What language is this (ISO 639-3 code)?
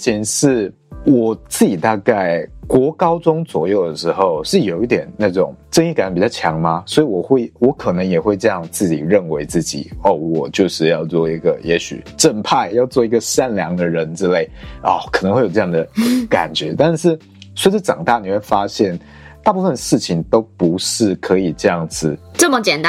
zho